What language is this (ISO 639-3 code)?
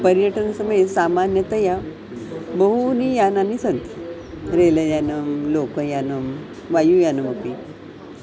san